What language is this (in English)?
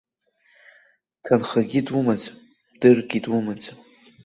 Abkhazian